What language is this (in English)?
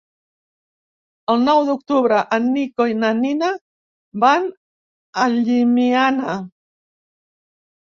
Catalan